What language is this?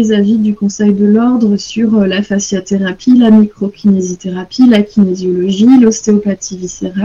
French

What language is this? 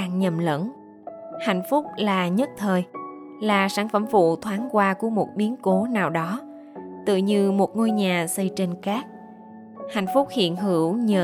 Vietnamese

